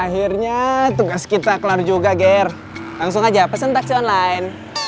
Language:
Indonesian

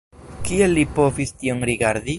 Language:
Esperanto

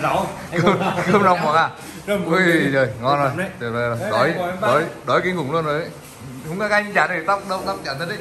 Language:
Vietnamese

